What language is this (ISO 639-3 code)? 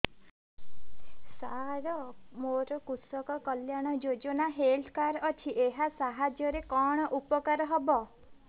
ori